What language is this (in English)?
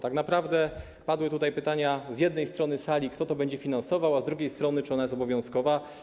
Polish